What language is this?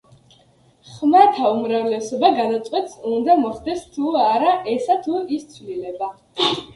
Georgian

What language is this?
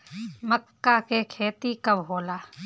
Bhojpuri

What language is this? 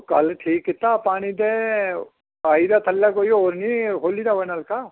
Dogri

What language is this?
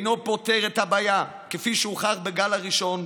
Hebrew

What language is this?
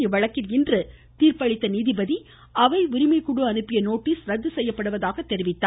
Tamil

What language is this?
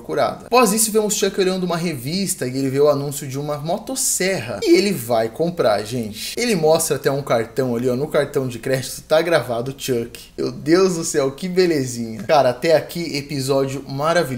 Portuguese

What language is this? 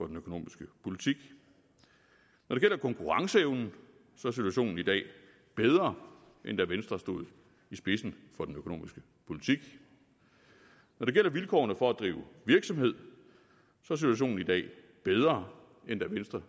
Danish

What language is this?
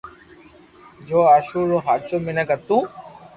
Loarki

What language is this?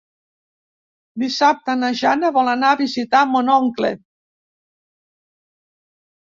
Catalan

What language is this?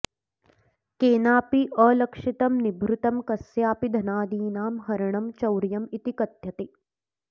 Sanskrit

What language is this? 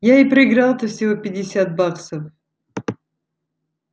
Russian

